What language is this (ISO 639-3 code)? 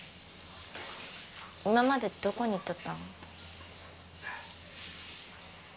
jpn